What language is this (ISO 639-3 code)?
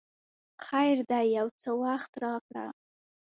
pus